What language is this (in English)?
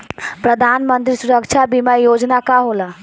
Bhojpuri